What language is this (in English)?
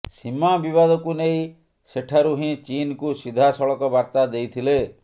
Odia